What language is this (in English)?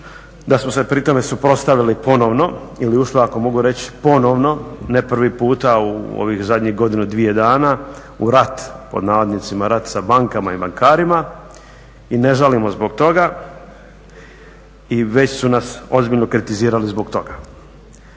Croatian